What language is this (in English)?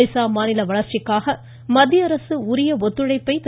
Tamil